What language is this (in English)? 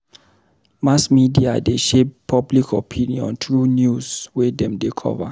Nigerian Pidgin